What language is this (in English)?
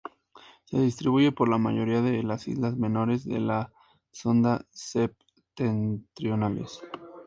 Spanish